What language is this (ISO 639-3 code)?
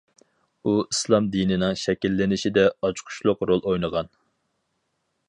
uig